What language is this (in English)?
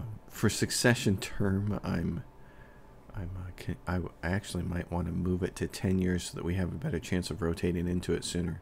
English